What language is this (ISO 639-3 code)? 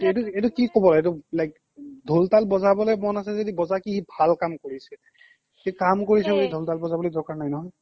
asm